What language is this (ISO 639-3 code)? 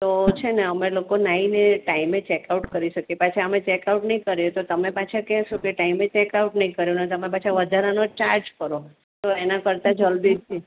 guj